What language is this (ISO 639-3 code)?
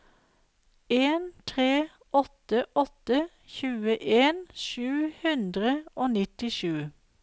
nor